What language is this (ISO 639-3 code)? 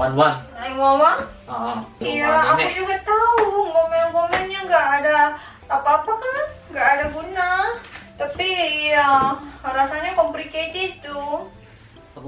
ind